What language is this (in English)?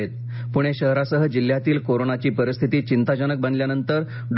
Marathi